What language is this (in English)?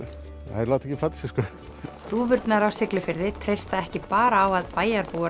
Icelandic